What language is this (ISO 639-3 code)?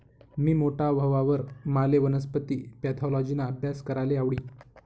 mar